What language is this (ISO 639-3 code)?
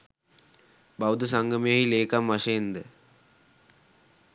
sin